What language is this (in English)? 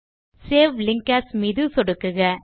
Tamil